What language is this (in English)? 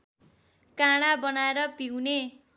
Nepali